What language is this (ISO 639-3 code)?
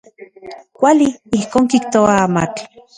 ncx